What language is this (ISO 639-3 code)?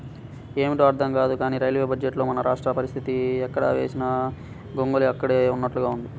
tel